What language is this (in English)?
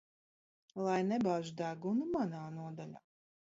Latvian